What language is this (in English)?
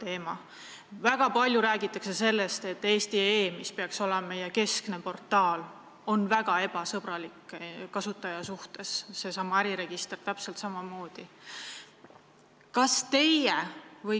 Estonian